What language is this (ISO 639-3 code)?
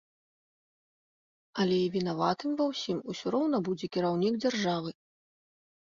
bel